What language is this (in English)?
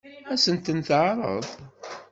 Kabyle